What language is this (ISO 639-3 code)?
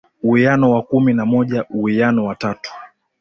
swa